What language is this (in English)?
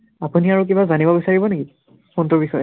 Assamese